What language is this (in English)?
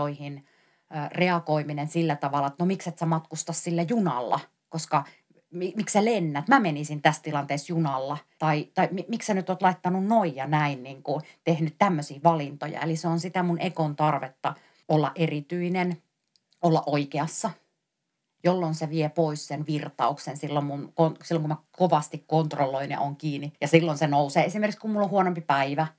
Finnish